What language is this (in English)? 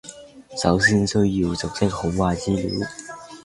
Cantonese